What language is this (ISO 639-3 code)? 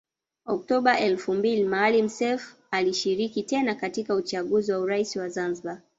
swa